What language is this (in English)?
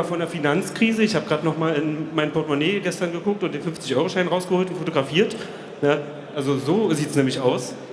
German